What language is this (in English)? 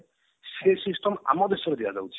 Odia